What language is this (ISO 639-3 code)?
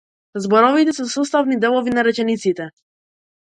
mkd